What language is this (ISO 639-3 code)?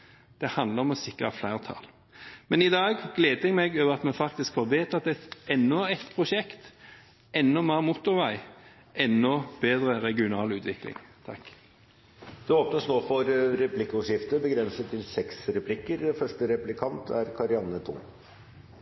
nob